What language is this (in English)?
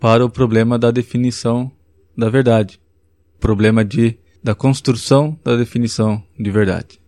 Portuguese